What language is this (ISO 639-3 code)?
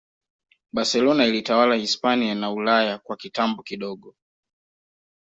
swa